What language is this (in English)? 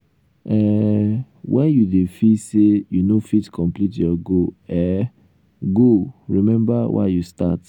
Nigerian Pidgin